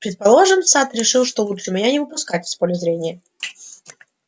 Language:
Russian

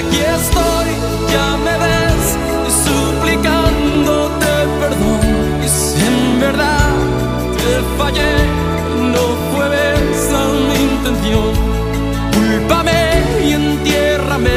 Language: Romanian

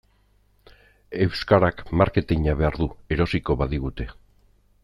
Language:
Basque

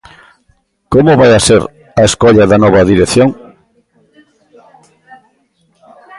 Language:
Galician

